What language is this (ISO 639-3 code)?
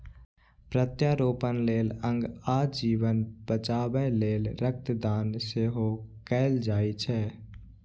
mai